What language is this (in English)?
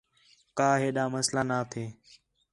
Khetrani